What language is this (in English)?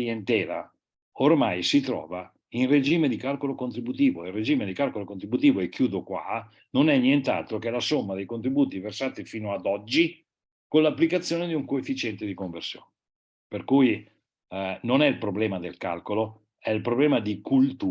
Italian